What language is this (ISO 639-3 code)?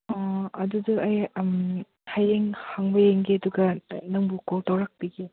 mni